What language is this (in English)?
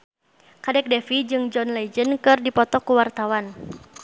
Sundanese